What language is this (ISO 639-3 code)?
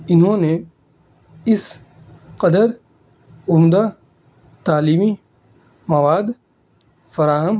urd